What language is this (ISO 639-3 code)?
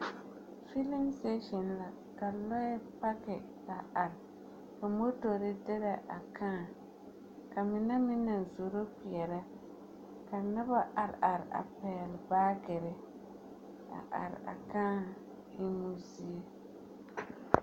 dga